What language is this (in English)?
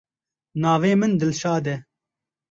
Kurdish